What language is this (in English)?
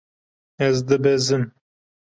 Kurdish